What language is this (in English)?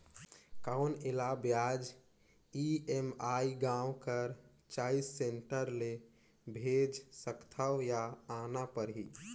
Chhattisgarhi